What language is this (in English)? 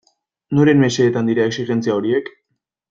Basque